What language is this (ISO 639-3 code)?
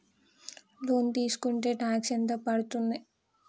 tel